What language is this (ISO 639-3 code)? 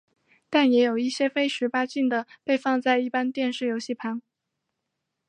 zho